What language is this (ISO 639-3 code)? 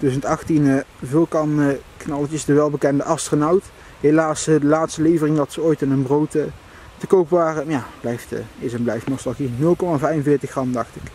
nld